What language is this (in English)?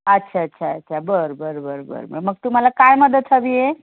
Marathi